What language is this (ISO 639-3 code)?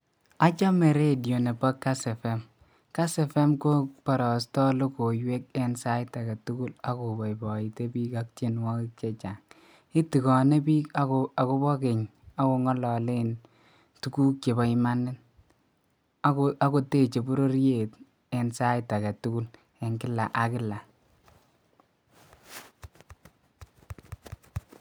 kln